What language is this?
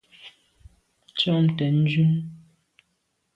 Medumba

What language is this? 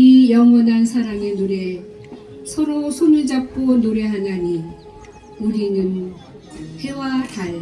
Korean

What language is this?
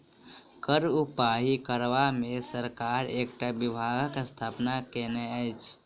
Maithili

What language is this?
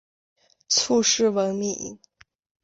Chinese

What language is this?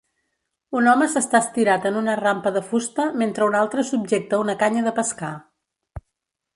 Catalan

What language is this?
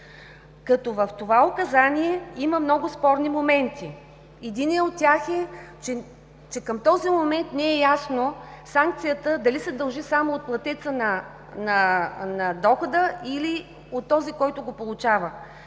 Bulgarian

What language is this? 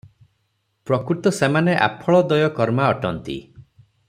Odia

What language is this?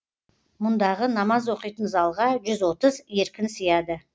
Kazakh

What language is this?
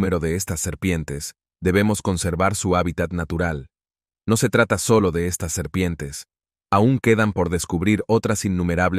Spanish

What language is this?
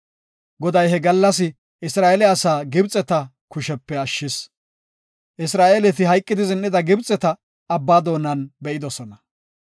Gofa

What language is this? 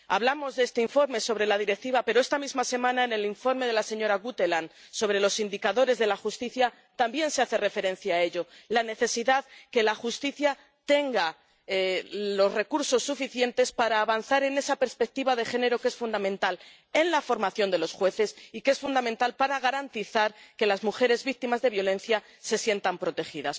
Spanish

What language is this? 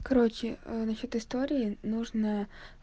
Russian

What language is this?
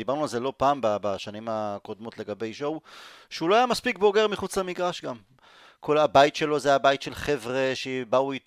Hebrew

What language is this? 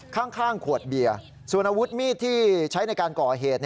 Thai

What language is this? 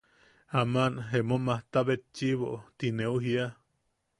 Yaqui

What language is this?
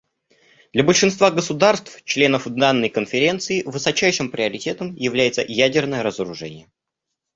Russian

